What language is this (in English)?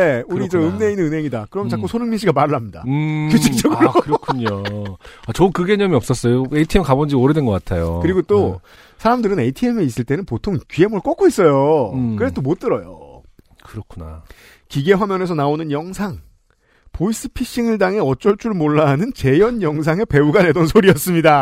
Korean